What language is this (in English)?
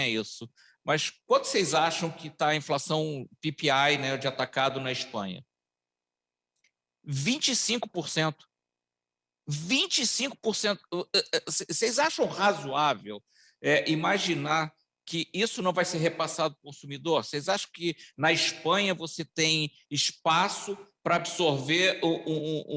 Portuguese